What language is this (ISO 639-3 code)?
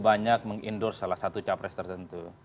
ind